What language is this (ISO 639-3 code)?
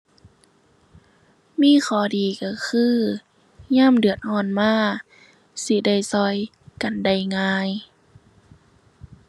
tha